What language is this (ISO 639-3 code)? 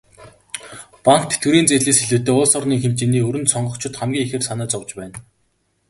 mon